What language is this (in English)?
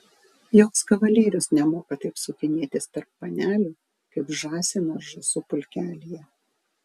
Lithuanian